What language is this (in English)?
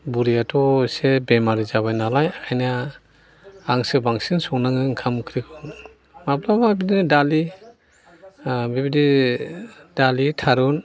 Bodo